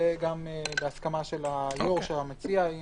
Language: Hebrew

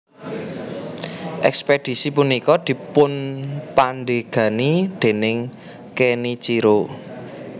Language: Javanese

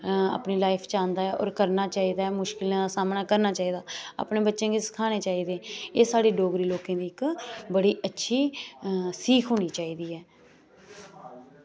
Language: Dogri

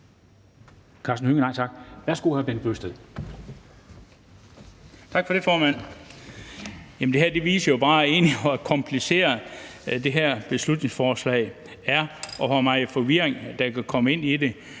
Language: Danish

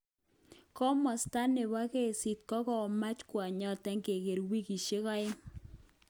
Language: Kalenjin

